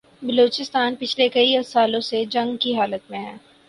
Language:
Urdu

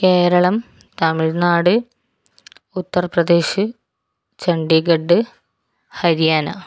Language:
Malayalam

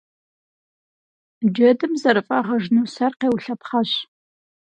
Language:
Kabardian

